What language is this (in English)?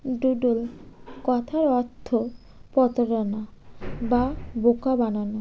Bangla